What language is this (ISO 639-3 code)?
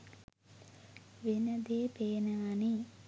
sin